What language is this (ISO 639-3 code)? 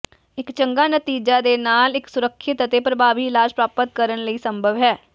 pan